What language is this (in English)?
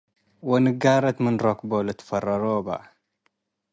Tigre